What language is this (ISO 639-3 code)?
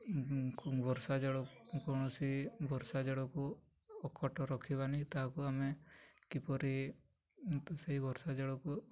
ori